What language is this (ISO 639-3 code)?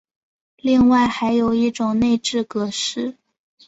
zho